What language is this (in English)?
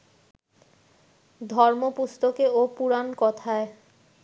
Bangla